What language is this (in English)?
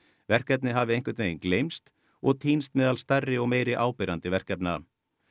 Icelandic